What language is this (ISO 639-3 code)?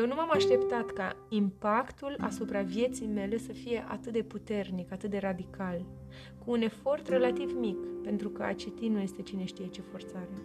ron